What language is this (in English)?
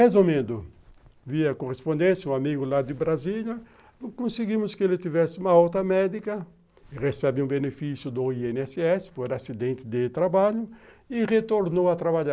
Portuguese